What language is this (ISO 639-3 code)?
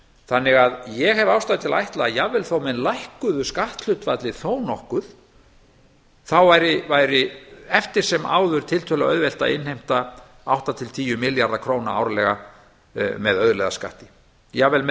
isl